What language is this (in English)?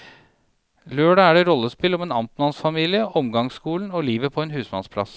Norwegian